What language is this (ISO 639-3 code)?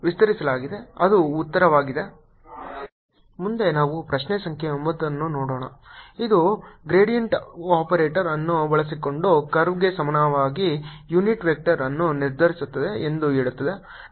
kan